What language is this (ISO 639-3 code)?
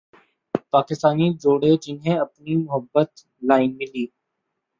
urd